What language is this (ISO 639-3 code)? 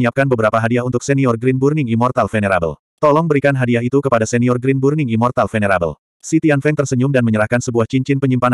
ind